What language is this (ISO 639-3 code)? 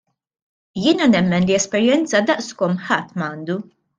mlt